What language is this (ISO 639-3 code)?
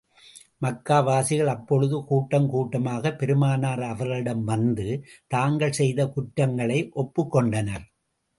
tam